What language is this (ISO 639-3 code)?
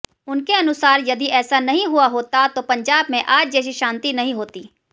hin